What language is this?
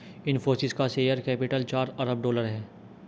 Hindi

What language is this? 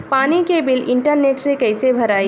Bhojpuri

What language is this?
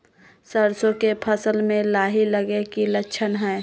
Magahi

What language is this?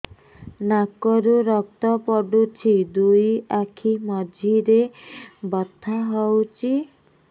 Odia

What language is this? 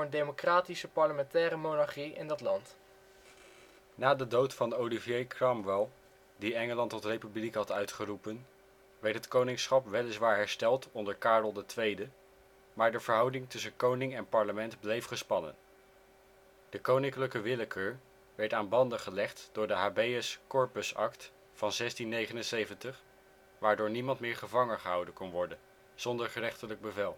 Dutch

